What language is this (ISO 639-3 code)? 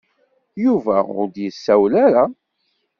kab